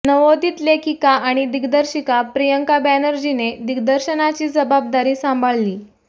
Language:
Marathi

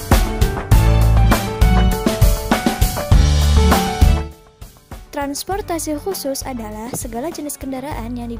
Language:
Indonesian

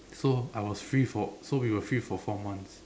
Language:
English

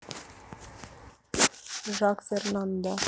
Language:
Russian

